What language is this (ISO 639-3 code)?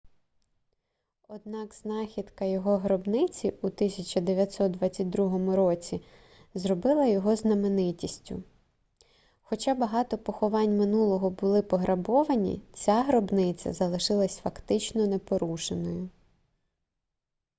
ukr